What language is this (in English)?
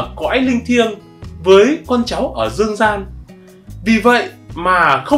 Vietnamese